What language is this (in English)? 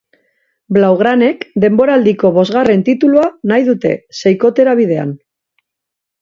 Basque